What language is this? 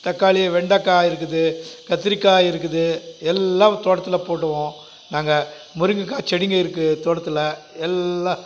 Tamil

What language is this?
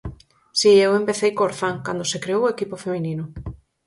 Galician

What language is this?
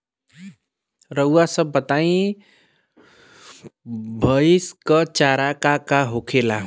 Bhojpuri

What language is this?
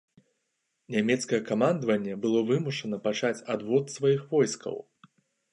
Belarusian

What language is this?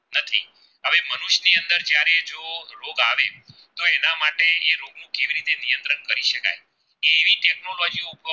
Gujarati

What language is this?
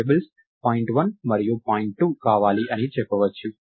Telugu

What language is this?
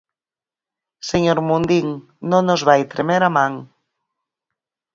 Galician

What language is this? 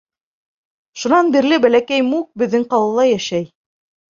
Bashkir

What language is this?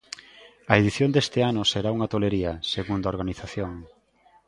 Galician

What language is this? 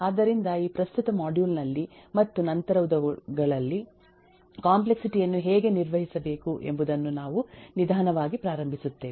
Kannada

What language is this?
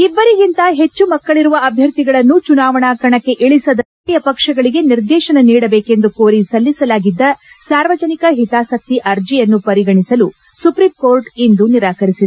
Kannada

